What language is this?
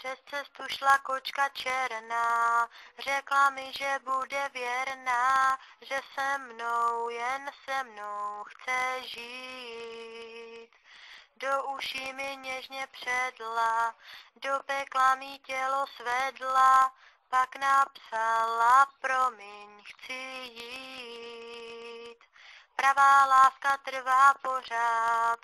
Bulgarian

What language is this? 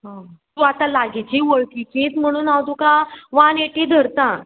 Konkani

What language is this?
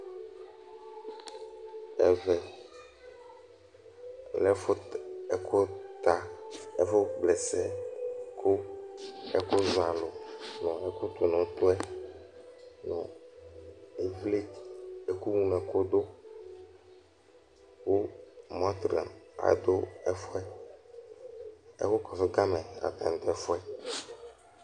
Ikposo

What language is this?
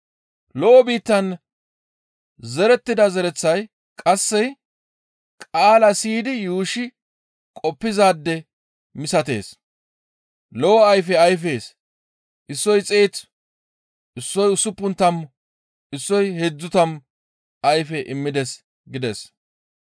Gamo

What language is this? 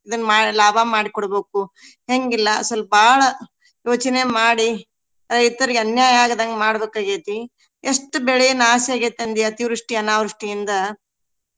Kannada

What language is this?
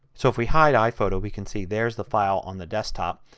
English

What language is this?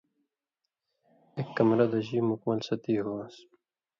Indus Kohistani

